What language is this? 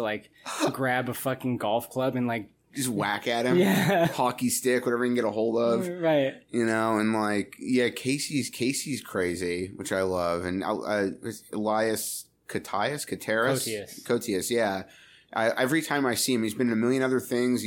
English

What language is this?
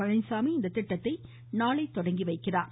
Tamil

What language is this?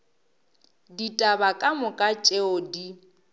Northern Sotho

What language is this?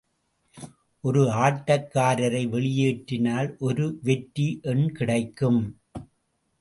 Tamil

